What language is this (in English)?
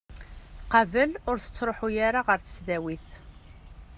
Kabyle